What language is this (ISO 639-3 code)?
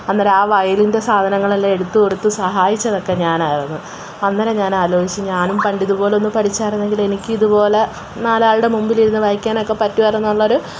mal